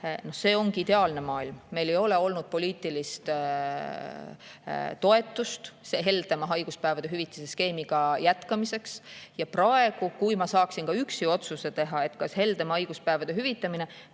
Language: Estonian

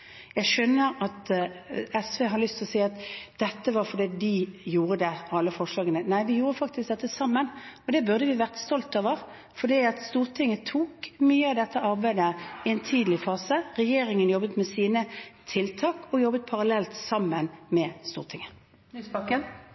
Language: Norwegian Bokmål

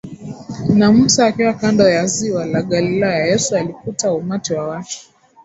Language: Swahili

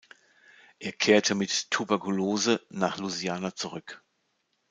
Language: German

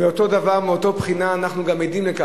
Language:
Hebrew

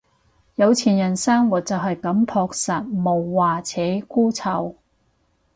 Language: Cantonese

